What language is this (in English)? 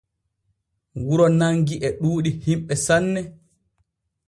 Borgu Fulfulde